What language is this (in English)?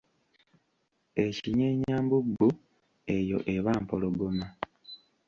Ganda